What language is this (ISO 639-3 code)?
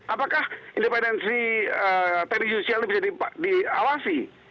ind